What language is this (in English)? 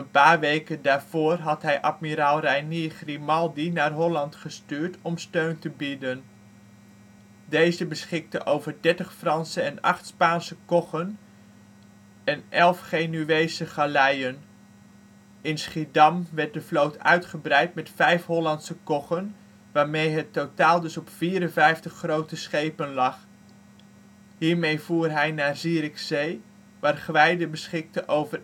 Dutch